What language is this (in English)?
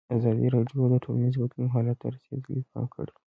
Pashto